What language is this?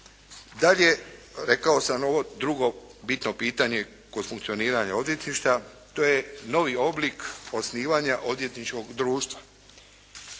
Croatian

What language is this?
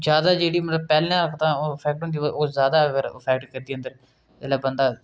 Dogri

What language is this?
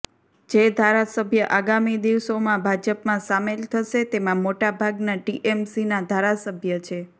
Gujarati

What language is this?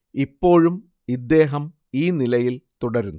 Malayalam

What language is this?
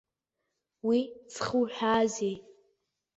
Abkhazian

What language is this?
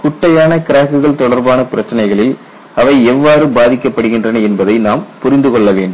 Tamil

